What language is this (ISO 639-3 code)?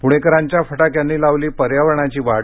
mar